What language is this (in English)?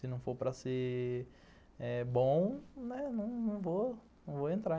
Portuguese